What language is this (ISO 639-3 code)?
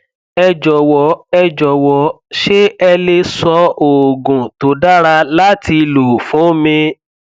yor